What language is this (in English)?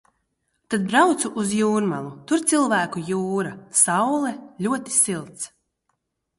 Latvian